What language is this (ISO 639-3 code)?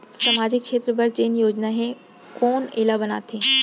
hne